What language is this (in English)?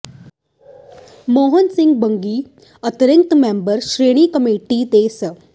Punjabi